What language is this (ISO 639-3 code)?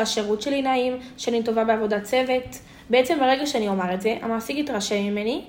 heb